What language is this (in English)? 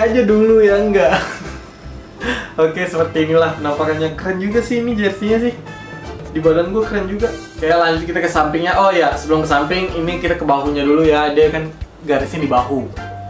Indonesian